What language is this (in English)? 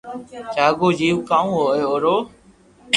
Loarki